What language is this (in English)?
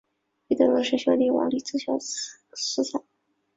Chinese